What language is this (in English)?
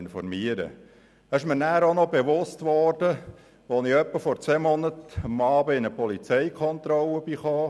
Swiss German